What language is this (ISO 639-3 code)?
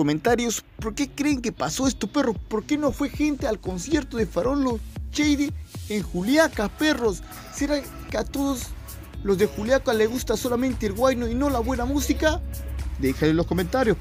spa